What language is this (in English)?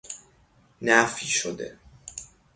Persian